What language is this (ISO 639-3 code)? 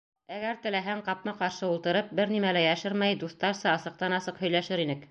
bak